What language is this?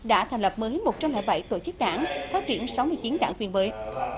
Vietnamese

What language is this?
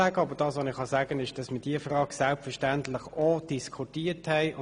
Swiss German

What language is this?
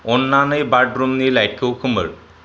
Bodo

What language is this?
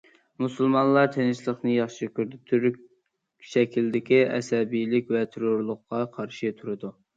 Uyghur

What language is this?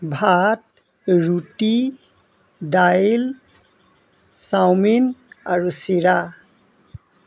Assamese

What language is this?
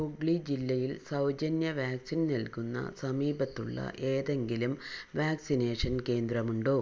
Malayalam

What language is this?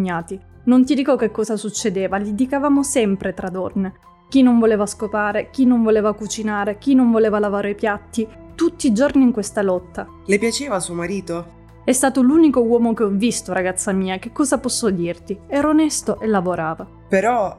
Italian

